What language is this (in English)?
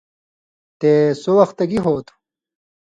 Indus Kohistani